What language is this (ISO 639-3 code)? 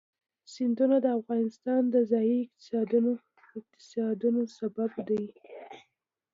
pus